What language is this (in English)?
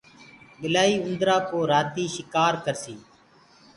Gurgula